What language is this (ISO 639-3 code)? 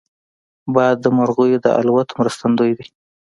pus